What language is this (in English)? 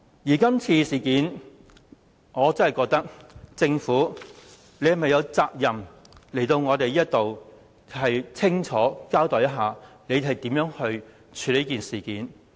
Cantonese